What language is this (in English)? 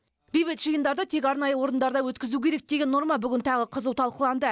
Kazakh